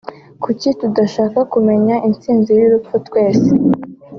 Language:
Kinyarwanda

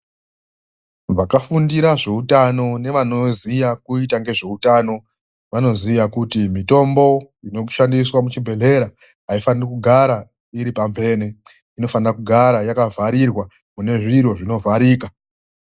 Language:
Ndau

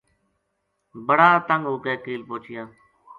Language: Gujari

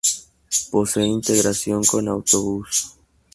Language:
Spanish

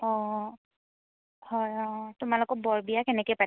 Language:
Assamese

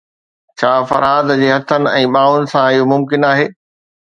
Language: Sindhi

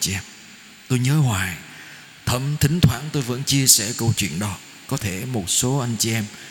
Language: Vietnamese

